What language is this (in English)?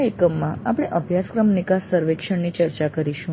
Gujarati